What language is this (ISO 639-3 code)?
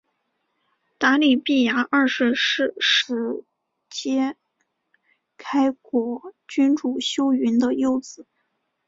zho